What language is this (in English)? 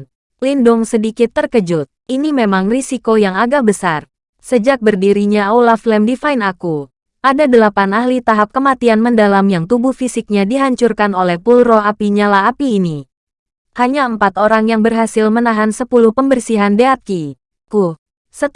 Indonesian